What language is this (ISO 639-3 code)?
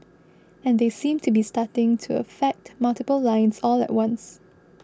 eng